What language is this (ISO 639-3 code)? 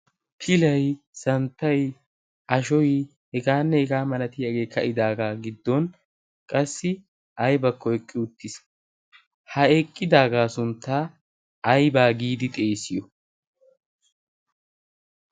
wal